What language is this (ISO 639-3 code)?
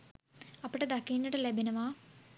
sin